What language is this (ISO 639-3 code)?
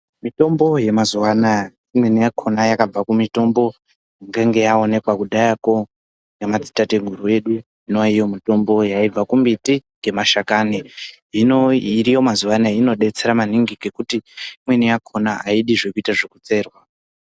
ndc